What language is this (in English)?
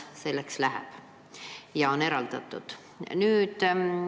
Estonian